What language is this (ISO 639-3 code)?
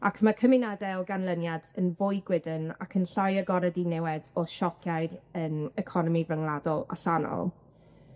cym